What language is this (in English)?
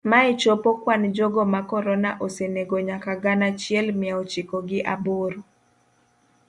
Luo (Kenya and Tanzania)